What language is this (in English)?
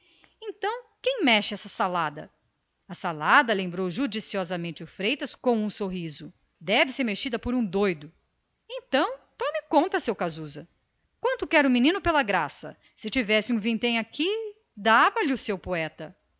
Portuguese